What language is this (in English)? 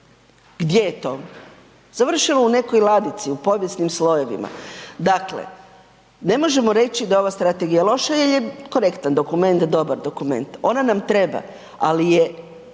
Croatian